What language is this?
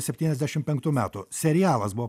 Lithuanian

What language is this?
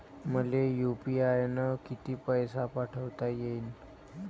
Marathi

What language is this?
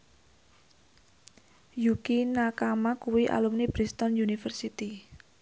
Javanese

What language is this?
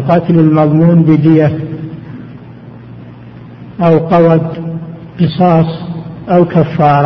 Arabic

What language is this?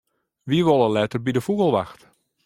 Western Frisian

